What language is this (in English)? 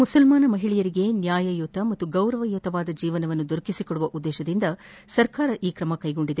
Kannada